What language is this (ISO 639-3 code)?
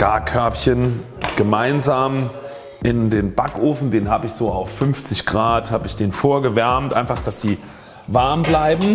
deu